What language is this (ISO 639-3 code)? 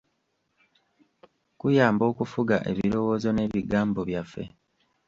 lug